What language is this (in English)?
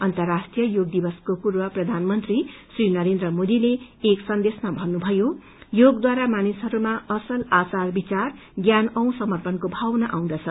Nepali